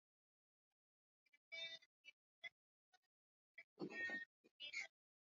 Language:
Swahili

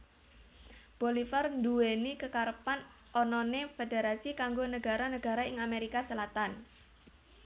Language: Javanese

